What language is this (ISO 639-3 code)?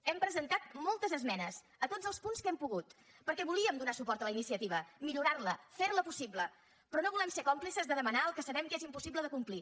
cat